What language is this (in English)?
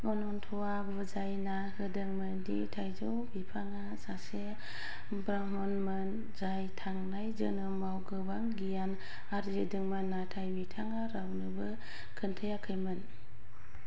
Bodo